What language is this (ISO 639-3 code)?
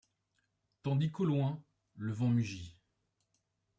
fra